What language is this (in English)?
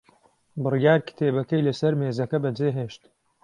Central Kurdish